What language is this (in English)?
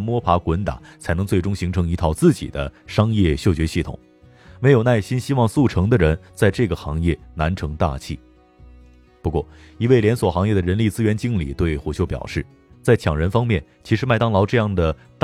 Chinese